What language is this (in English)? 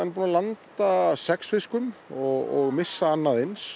Icelandic